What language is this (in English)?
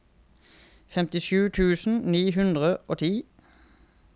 Norwegian